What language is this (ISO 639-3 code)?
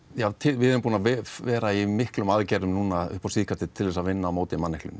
isl